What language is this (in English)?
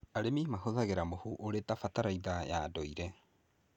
Kikuyu